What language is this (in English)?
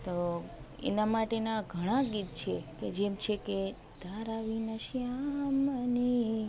Gujarati